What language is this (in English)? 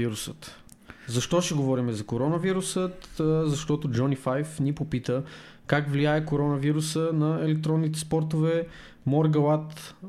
Bulgarian